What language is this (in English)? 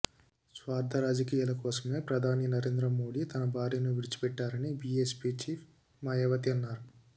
Telugu